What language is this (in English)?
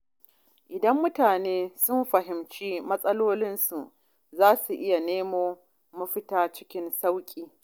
Hausa